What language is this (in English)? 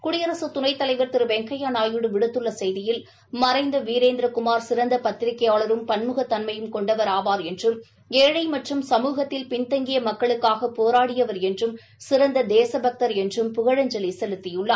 Tamil